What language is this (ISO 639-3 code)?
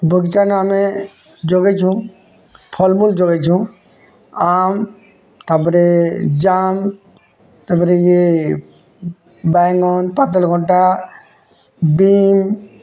ori